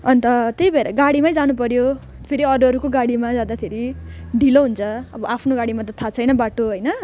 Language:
Nepali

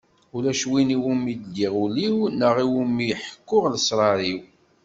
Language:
Kabyle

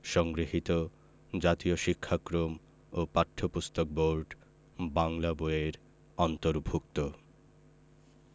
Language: Bangla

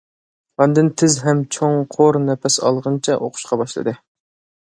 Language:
Uyghur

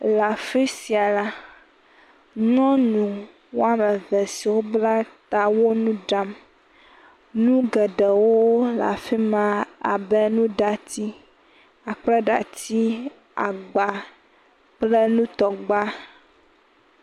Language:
Ewe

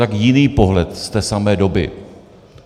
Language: Czech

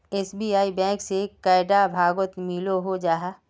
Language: Magahi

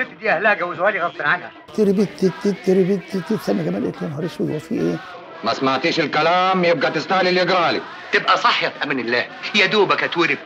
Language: Arabic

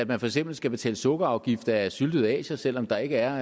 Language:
Danish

